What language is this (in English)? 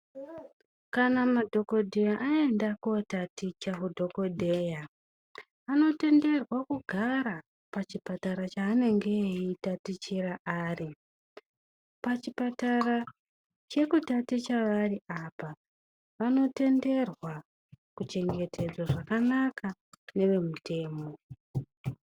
Ndau